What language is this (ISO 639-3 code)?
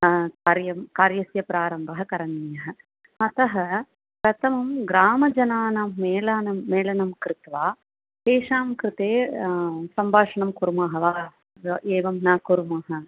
san